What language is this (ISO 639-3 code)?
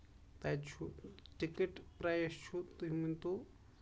kas